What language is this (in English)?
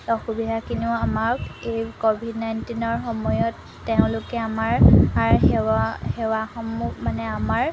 Assamese